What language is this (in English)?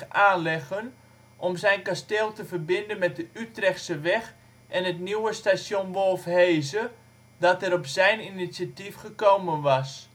Dutch